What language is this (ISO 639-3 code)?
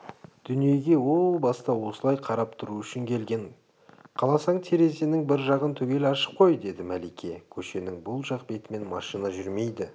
kaz